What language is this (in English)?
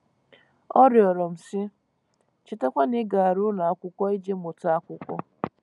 Igbo